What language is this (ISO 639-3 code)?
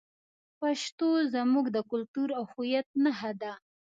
pus